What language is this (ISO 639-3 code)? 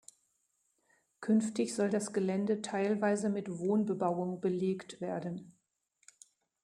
deu